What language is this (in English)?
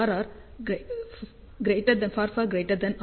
Tamil